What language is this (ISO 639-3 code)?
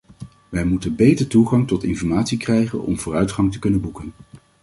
nld